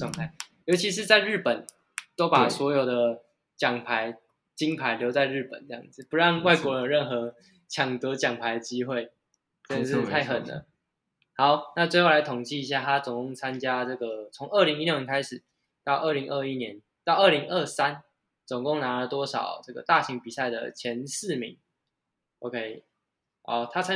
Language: Chinese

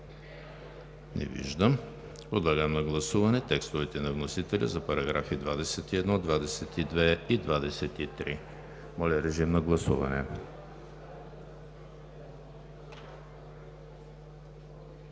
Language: Bulgarian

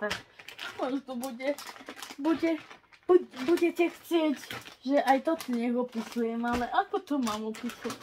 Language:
Czech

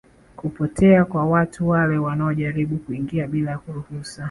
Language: Swahili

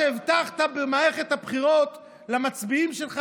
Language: Hebrew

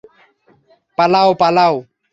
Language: Bangla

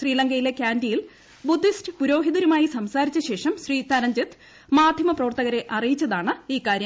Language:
Malayalam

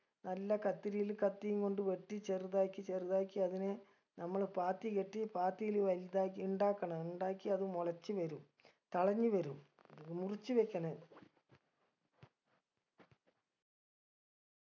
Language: Malayalam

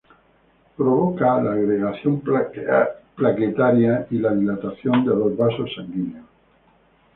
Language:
Spanish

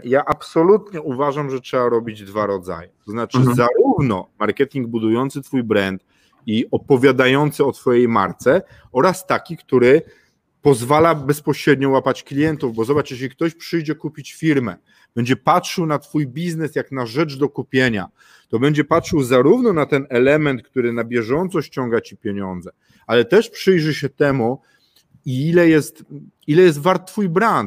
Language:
Polish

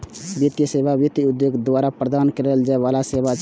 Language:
Maithili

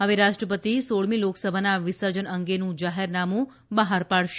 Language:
Gujarati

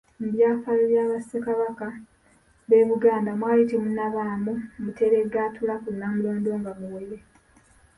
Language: Ganda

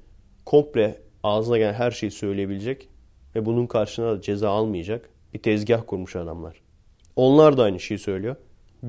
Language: Turkish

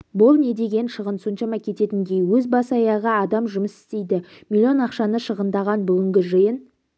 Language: Kazakh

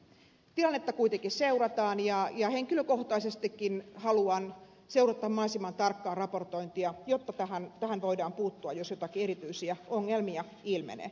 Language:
Finnish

